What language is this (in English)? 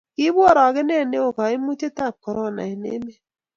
Kalenjin